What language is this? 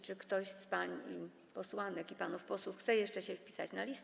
Polish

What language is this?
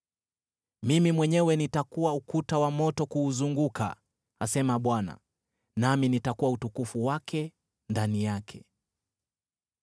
Swahili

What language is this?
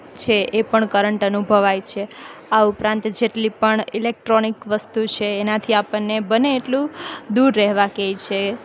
Gujarati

